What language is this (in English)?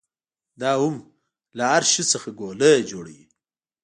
Pashto